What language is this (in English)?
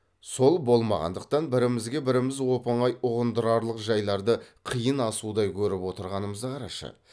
Kazakh